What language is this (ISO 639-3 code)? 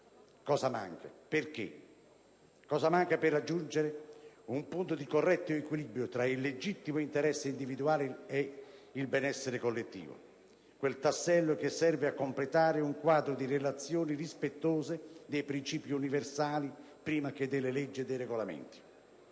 ita